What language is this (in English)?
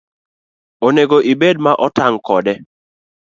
Luo (Kenya and Tanzania)